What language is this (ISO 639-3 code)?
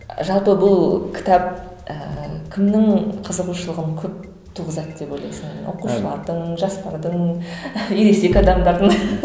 kaz